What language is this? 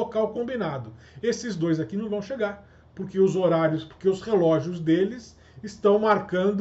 Portuguese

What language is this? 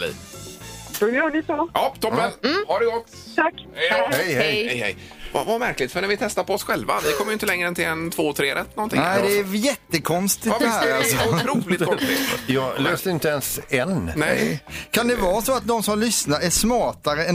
Swedish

